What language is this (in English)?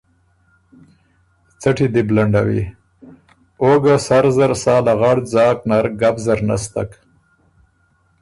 Ormuri